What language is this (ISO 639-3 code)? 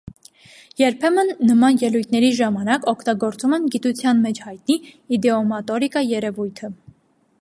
hye